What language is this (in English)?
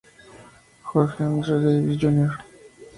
Spanish